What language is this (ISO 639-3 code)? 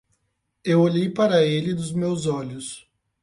por